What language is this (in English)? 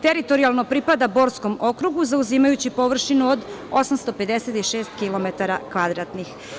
Serbian